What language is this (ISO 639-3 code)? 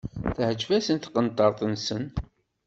kab